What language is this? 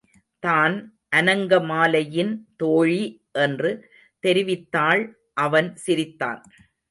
Tamil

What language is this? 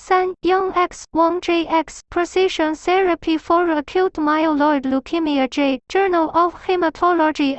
Chinese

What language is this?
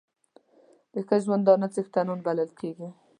Pashto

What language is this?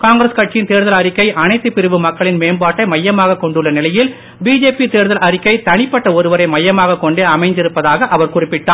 Tamil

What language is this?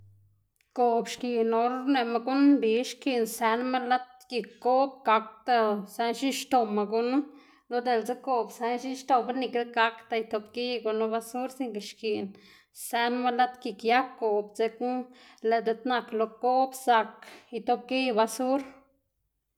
Xanaguía Zapotec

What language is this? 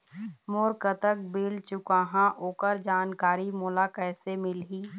Chhattisgarhi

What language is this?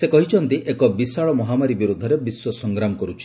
Odia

